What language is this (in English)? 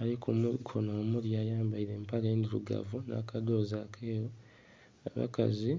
Soga